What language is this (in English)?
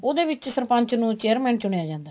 Punjabi